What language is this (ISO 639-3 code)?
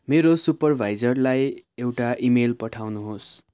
nep